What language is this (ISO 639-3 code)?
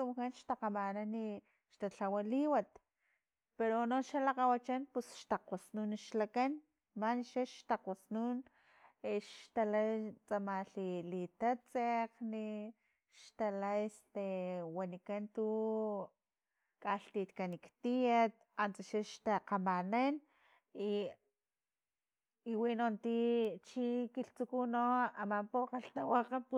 tlp